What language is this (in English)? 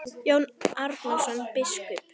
Icelandic